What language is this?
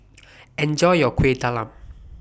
English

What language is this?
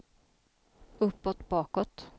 Swedish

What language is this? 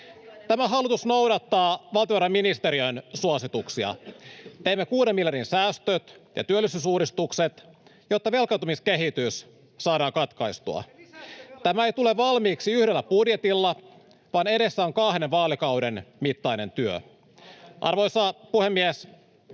Finnish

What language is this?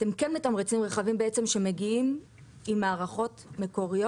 Hebrew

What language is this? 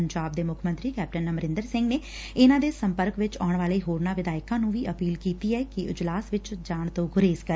Punjabi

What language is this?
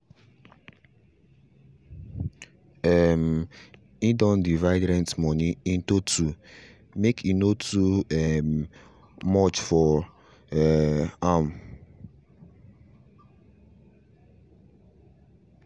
Nigerian Pidgin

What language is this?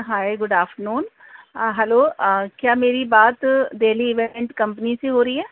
Urdu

